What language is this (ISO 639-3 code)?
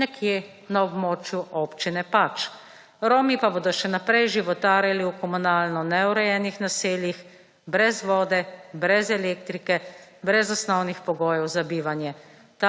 slv